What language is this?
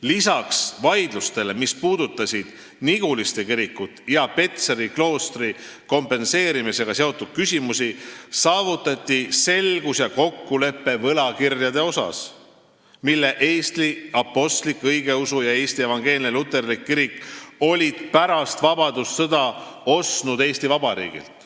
Estonian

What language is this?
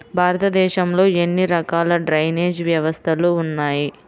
Telugu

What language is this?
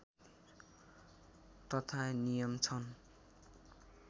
Nepali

